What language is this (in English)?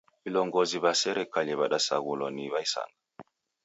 Taita